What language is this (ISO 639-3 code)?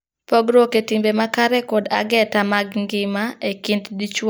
luo